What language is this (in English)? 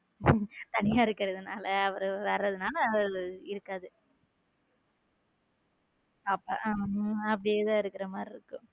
Tamil